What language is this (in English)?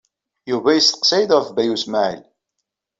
Kabyle